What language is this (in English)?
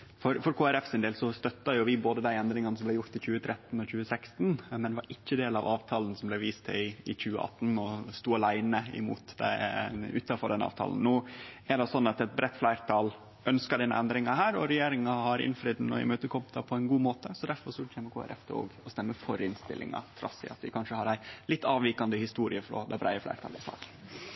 Norwegian Nynorsk